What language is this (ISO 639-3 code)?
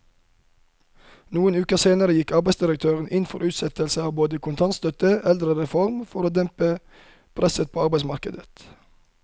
nor